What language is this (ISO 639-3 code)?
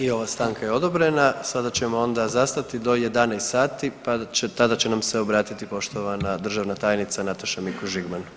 hrv